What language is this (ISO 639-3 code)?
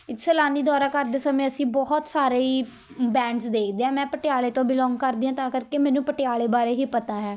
pan